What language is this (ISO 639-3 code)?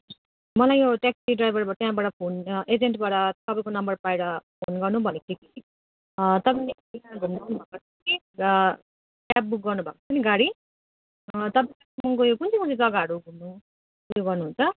nep